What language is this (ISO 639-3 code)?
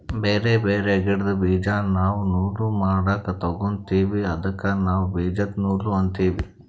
kan